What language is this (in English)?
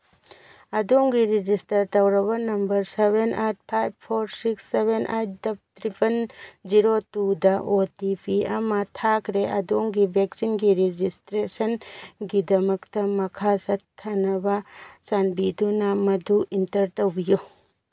Manipuri